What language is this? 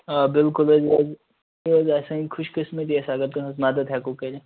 Kashmiri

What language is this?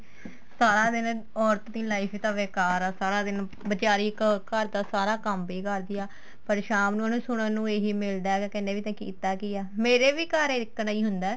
Punjabi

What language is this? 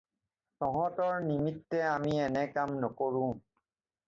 Assamese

